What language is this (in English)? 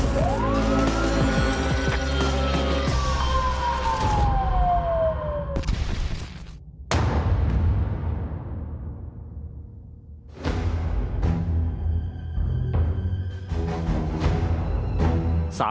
Thai